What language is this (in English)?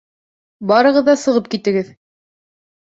Bashkir